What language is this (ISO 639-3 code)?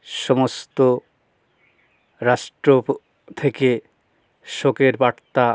ben